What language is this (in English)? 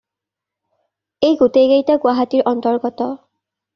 Assamese